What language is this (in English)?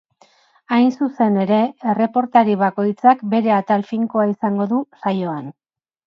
Basque